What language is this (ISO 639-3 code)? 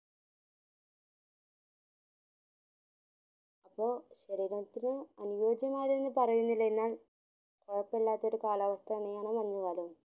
mal